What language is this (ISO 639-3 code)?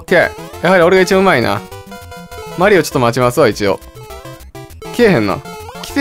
jpn